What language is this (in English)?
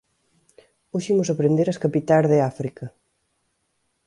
Galician